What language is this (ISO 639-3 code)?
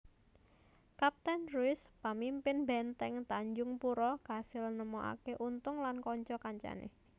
jav